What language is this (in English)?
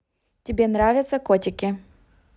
Russian